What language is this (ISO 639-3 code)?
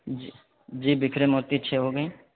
urd